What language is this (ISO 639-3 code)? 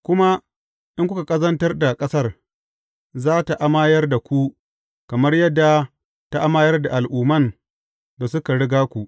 hau